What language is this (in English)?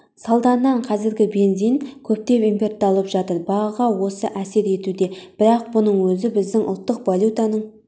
Kazakh